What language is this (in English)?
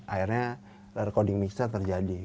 Indonesian